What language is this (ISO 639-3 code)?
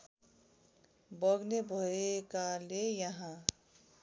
nep